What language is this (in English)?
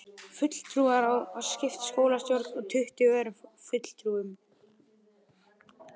Icelandic